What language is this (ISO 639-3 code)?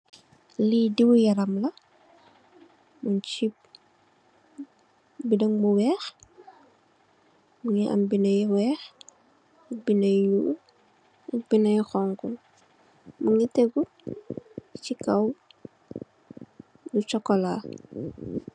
wol